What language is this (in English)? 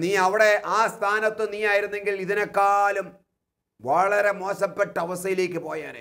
Malayalam